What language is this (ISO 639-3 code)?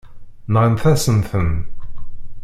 kab